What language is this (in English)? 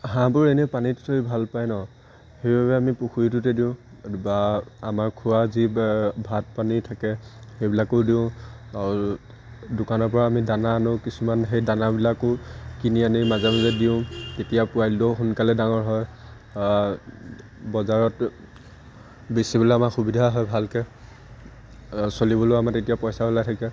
Assamese